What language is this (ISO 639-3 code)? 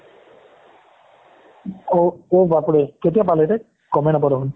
asm